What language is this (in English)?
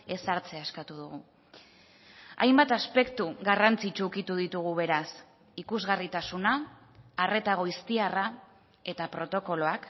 Basque